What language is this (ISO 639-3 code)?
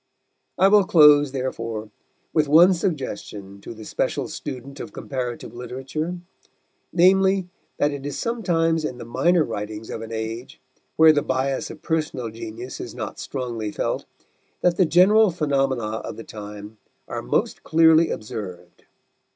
eng